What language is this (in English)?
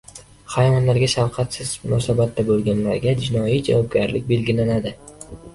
Uzbek